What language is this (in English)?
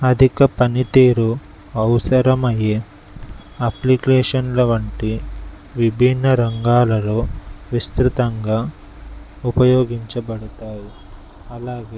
Telugu